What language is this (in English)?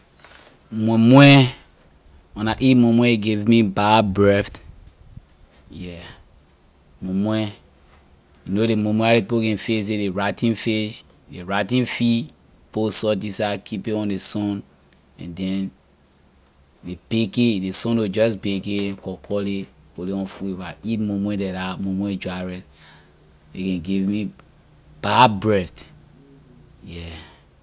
Liberian English